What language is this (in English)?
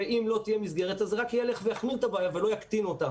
Hebrew